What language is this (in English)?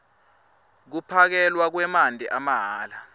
Swati